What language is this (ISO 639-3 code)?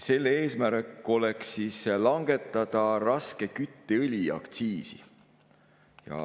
est